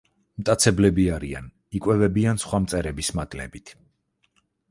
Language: Georgian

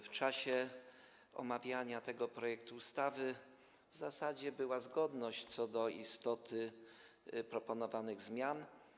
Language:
Polish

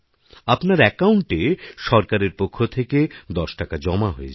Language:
Bangla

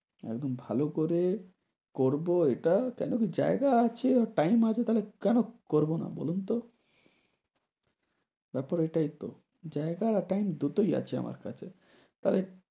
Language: Bangla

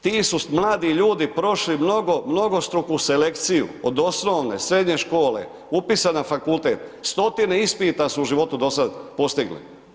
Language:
Croatian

